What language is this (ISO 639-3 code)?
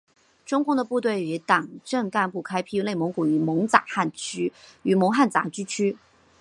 zho